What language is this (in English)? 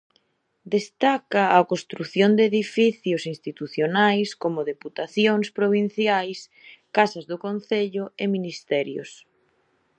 Galician